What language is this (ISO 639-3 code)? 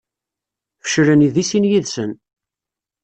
kab